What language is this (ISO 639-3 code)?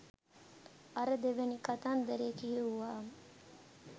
sin